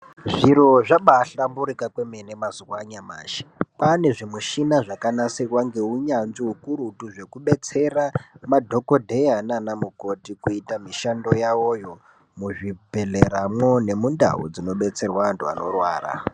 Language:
Ndau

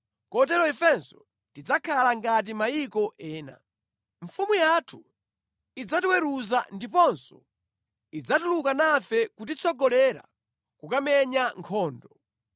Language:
Nyanja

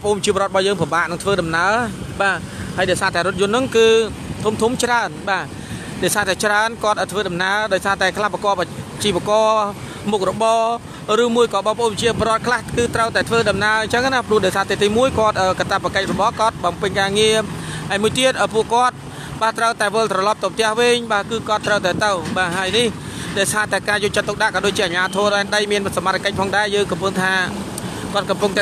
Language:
Thai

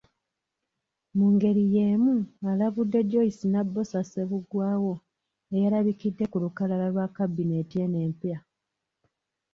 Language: Ganda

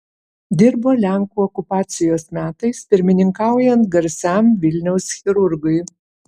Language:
Lithuanian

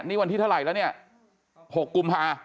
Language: Thai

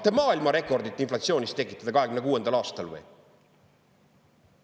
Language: Estonian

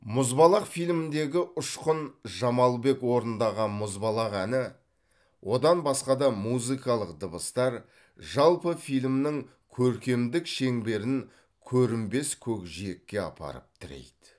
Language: Kazakh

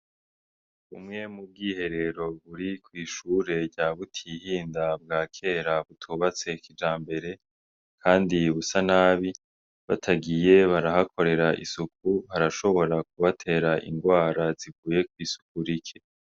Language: Rundi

